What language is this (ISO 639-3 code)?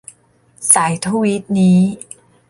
tha